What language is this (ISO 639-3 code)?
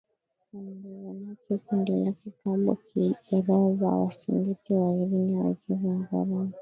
swa